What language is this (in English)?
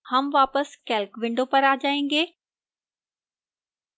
Hindi